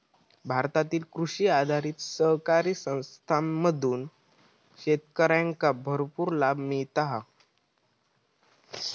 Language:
Marathi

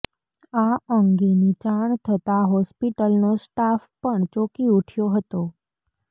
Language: Gujarati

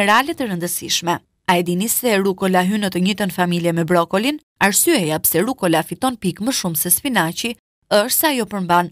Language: Lithuanian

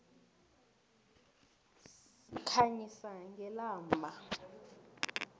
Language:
South Ndebele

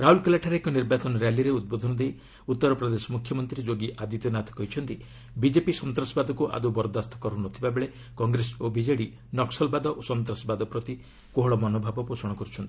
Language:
Odia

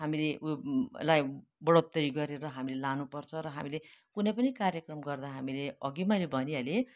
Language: Nepali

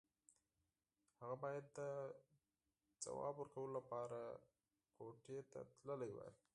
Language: Pashto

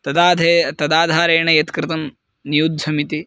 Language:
Sanskrit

